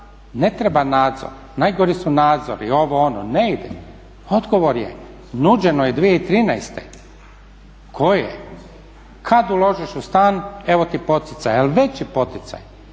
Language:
Croatian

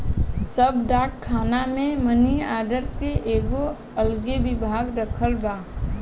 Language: Bhojpuri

